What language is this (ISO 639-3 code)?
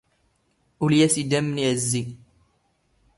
zgh